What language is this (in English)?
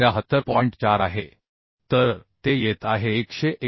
Marathi